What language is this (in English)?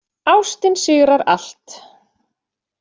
Icelandic